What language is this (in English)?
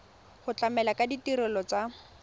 Tswana